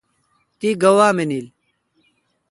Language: Kalkoti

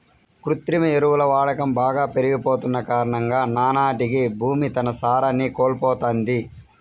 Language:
Telugu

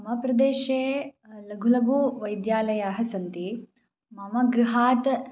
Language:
Sanskrit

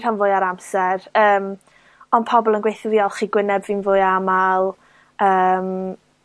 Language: Welsh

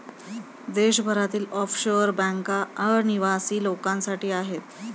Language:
Marathi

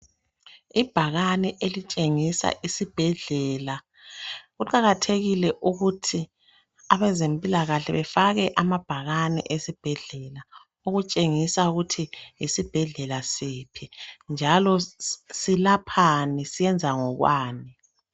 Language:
North Ndebele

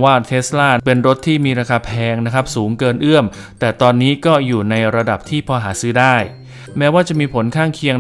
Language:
Thai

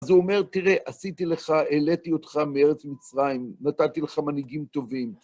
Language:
Hebrew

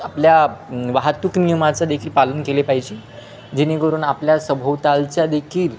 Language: Marathi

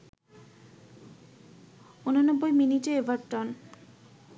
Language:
Bangla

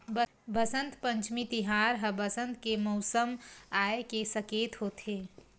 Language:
Chhattisgarhi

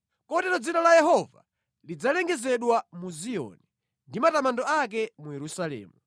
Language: Nyanja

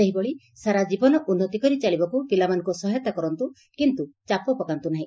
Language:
Odia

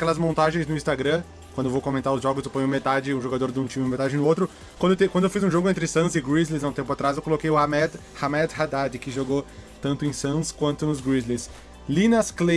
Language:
Portuguese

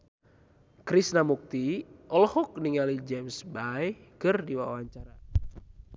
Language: Sundanese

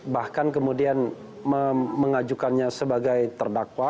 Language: Indonesian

